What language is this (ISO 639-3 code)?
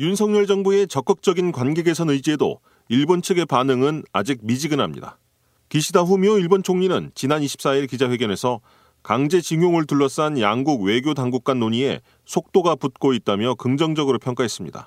kor